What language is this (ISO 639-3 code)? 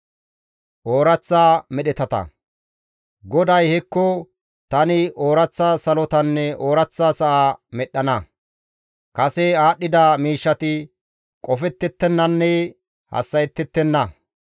gmv